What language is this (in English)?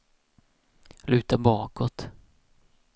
Swedish